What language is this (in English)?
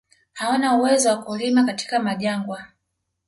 Swahili